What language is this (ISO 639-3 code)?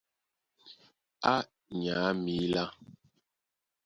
dua